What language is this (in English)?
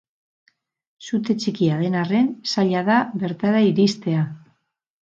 Basque